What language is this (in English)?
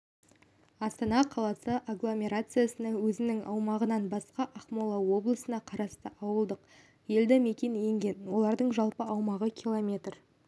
Kazakh